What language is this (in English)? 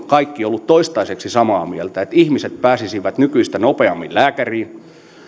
Finnish